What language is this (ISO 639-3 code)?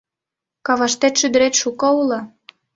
chm